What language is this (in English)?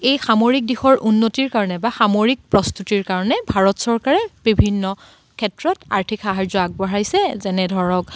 Assamese